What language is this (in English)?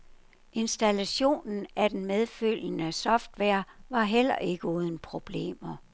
Danish